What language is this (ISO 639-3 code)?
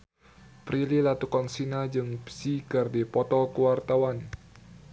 sun